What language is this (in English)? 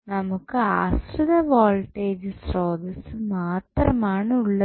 Malayalam